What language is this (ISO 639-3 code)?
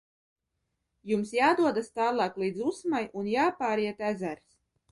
lav